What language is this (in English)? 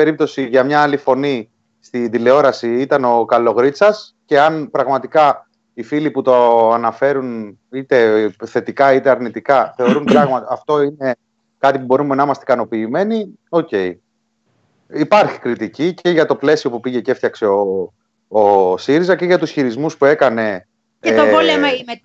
Greek